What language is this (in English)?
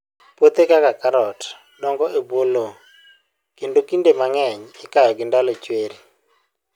Luo (Kenya and Tanzania)